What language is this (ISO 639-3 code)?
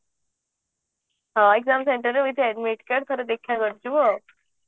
ori